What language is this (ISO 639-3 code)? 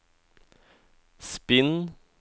nor